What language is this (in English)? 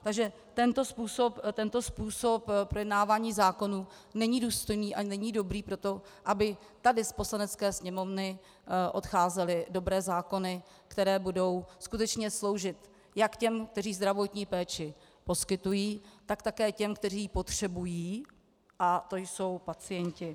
Czech